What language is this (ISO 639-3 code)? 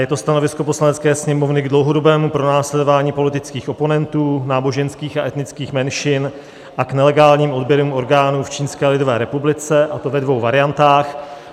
ces